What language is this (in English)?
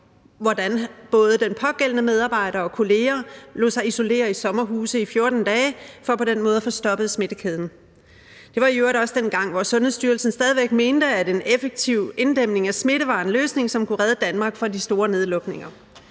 Danish